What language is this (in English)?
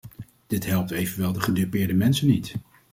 Dutch